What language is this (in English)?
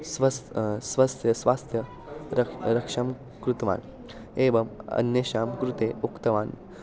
Sanskrit